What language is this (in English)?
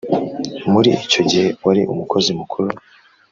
Kinyarwanda